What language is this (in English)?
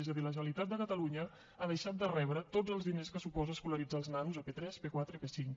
Catalan